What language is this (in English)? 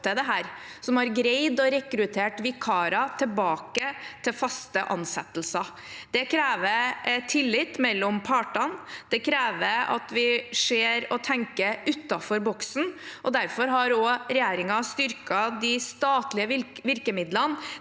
Norwegian